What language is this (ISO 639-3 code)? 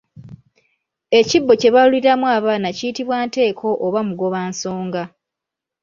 lug